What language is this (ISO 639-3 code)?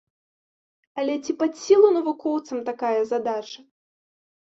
bel